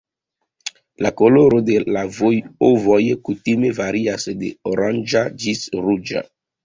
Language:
Esperanto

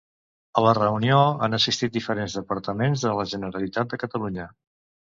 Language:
Catalan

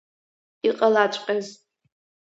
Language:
Abkhazian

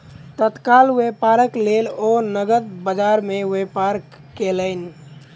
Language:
Maithili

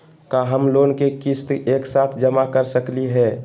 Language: Magahi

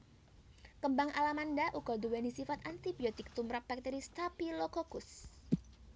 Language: Javanese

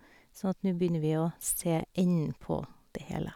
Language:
Norwegian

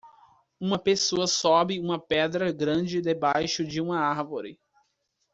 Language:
Portuguese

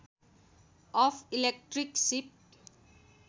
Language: Nepali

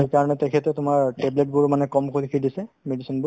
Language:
Assamese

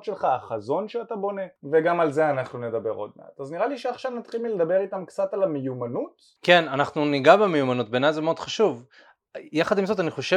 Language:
Hebrew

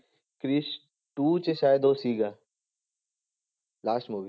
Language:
Punjabi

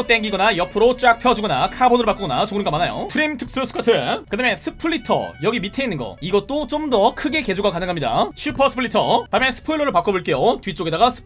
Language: Korean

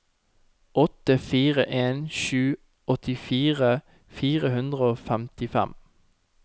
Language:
Norwegian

